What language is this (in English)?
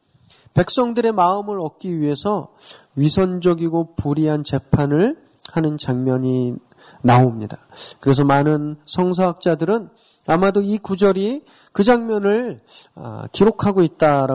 Korean